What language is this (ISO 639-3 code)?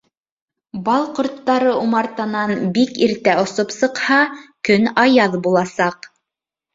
bak